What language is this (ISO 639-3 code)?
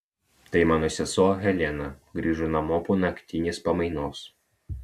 lit